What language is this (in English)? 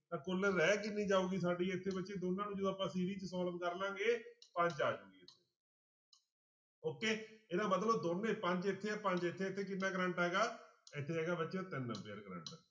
Punjabi